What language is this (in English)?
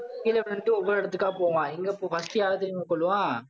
Tamil